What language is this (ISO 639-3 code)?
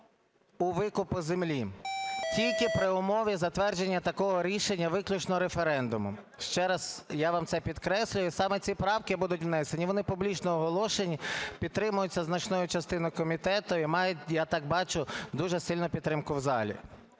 ukr